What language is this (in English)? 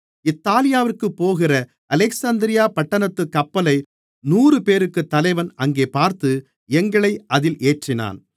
Tamil